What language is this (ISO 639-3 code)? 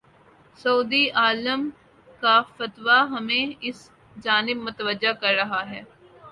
urd